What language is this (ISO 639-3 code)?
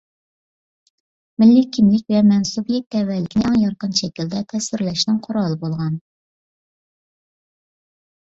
uig